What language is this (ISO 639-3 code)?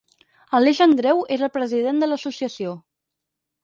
cat